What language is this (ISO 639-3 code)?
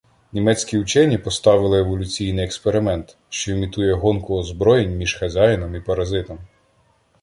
ukr